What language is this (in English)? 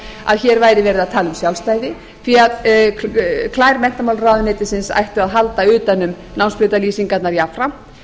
Icelandic